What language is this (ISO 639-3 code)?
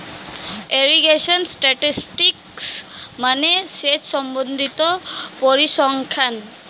ben